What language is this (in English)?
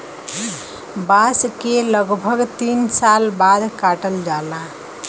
Bhojpuri